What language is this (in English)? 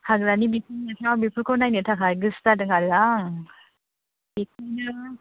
Bodo